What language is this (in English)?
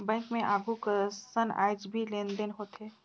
Chhattisgarhi